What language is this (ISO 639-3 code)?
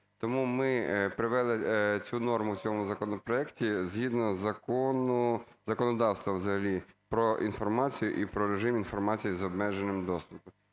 ukr